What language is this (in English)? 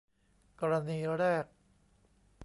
Thai